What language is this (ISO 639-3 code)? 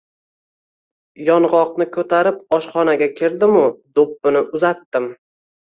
uzb